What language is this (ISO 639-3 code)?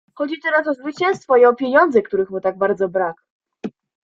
pol